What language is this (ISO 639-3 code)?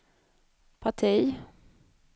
swe